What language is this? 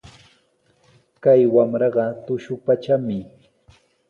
Sihuas Ancash Quechua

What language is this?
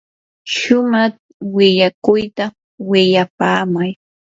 Yanahuanca Pasco Quechua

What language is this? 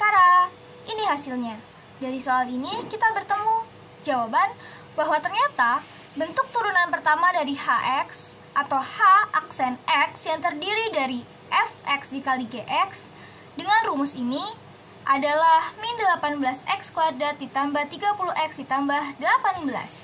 Indonesian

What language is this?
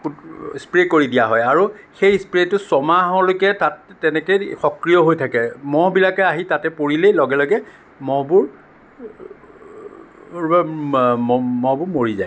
Assamese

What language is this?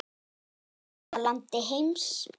Icelandic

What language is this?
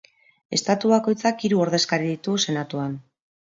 Basque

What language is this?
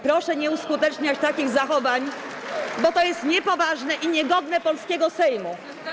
Polish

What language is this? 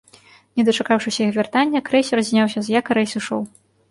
Belarusian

